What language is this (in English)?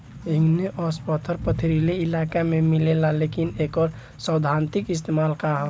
Bhojpuri